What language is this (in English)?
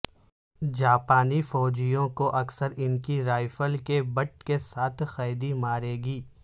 Urdu